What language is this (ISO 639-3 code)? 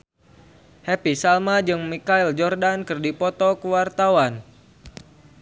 sun